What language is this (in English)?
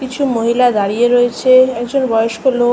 Bangla